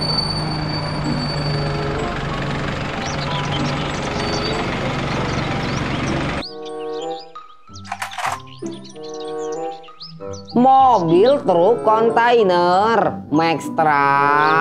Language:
Indonesian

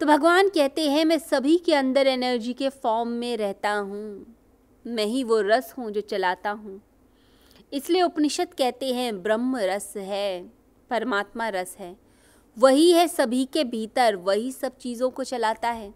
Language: Hindi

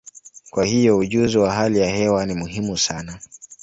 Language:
Swahili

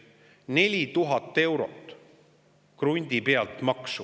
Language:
Estonian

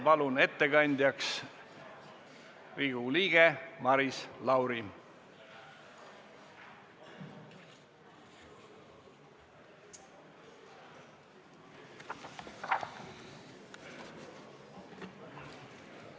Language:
Estonian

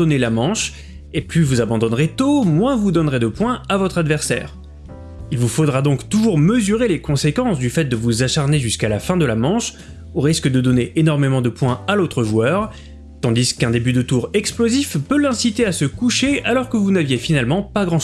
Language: French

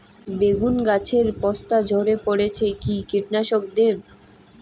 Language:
Bangla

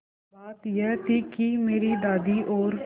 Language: Hindi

